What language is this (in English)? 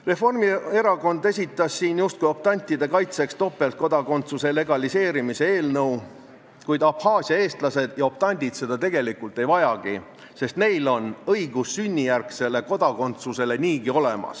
Estonian